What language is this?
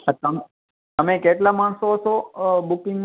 Gujarati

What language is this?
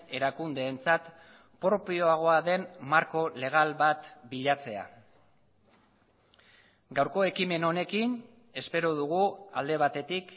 Basque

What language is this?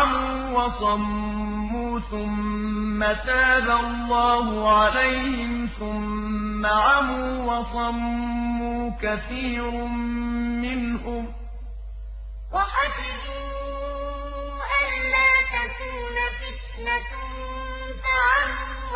Arabic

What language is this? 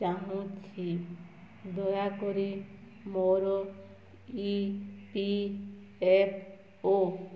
Odia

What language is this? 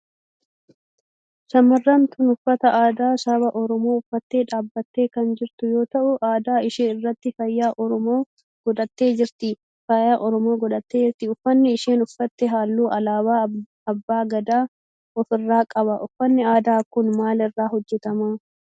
Oromo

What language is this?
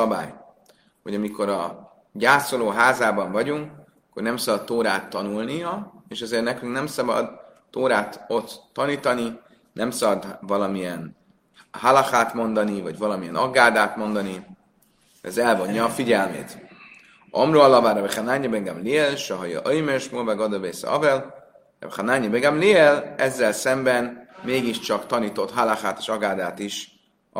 Hungarian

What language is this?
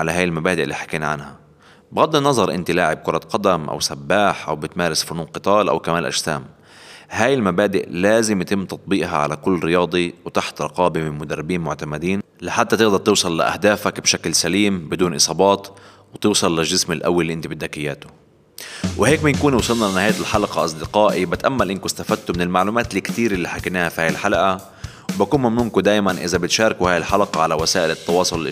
Arabic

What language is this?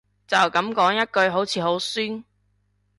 Cantonese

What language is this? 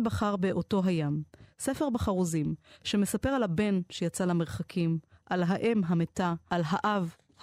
Hebrew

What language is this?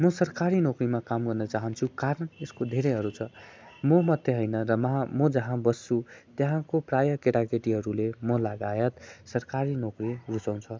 Nepali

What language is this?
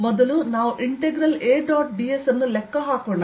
Kannada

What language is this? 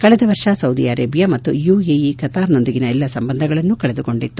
Kannada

